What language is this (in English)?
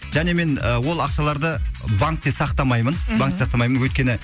Kazakh